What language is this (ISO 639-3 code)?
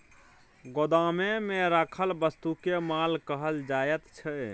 mai